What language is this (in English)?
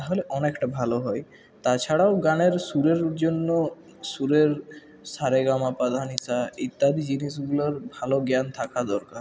Bangla